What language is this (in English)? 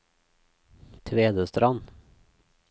Norwegian